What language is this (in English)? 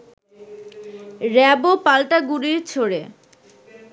Bangla